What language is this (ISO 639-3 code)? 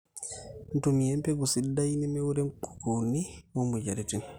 mas